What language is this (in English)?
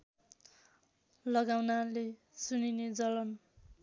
Nepali